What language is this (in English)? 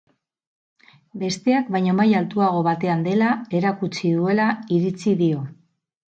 Basque